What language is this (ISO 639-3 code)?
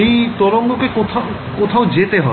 ben